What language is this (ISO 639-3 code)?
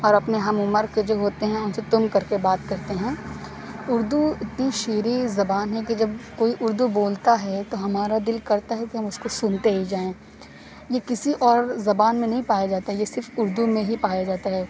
urd